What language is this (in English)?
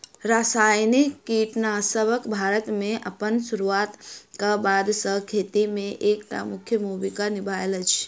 Maithili